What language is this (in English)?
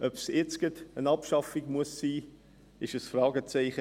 Swiss German